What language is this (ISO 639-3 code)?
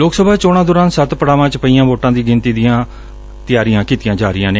pan